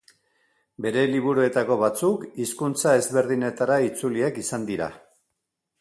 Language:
Basque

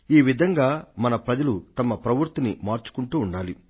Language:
Telugu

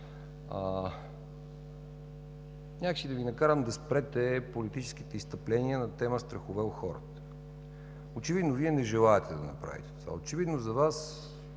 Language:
Bulgarian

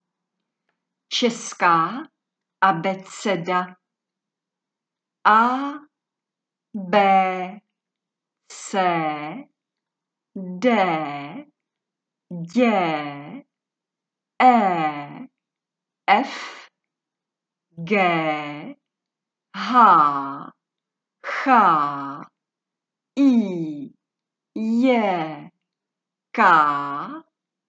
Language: Czech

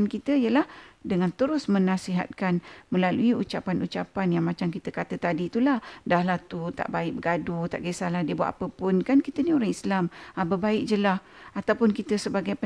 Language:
Malay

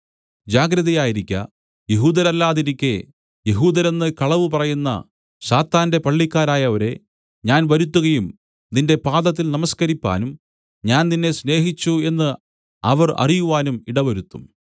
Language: Malayalam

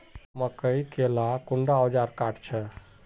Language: Magahi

